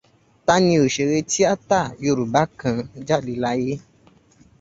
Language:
Yoruba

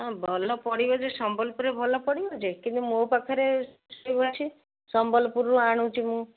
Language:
Odia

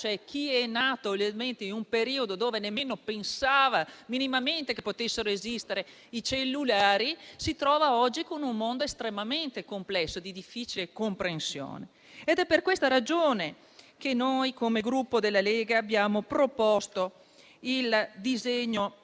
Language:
Italian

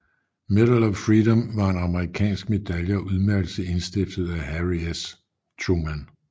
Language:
Danish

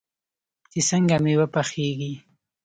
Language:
Pashto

